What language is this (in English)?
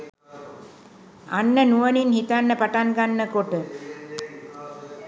Sinhala